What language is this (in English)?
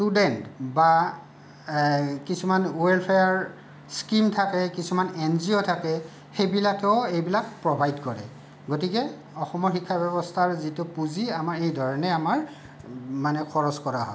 Assamese